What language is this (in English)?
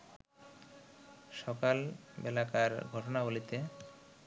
Bangla